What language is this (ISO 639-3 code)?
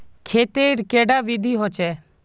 mag